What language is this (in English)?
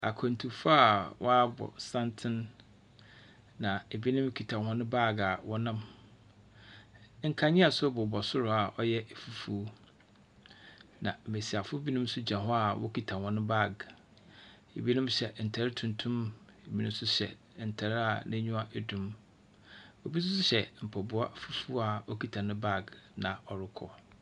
Akan